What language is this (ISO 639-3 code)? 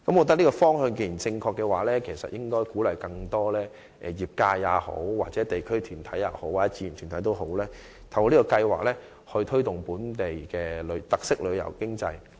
yue